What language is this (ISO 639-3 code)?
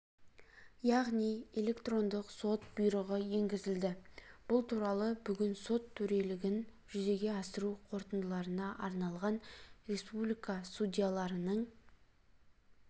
kaz